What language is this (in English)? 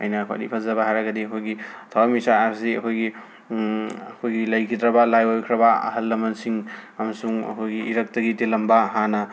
Manipuri